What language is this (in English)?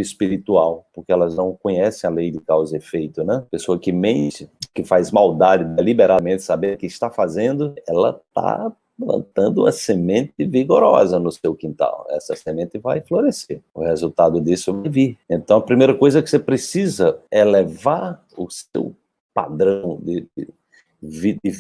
Portuguese